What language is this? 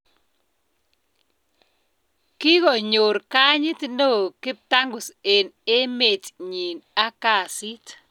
Kalenjin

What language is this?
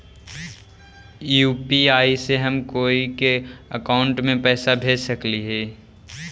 Magahi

